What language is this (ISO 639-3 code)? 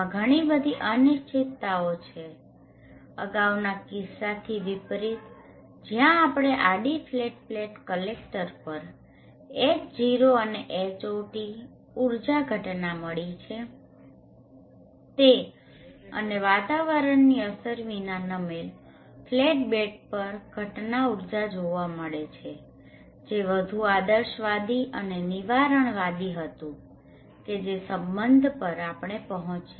guj